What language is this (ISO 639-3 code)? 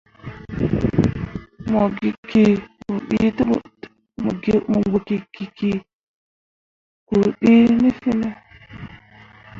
mua